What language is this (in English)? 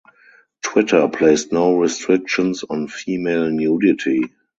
English